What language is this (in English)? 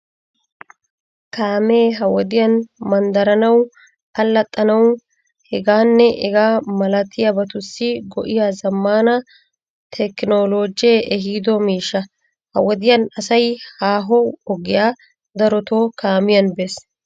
Wolaytta